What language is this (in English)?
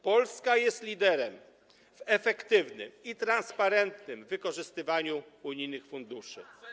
Polish